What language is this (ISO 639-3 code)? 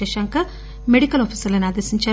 tel